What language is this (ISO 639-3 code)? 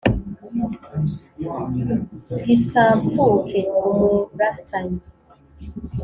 kin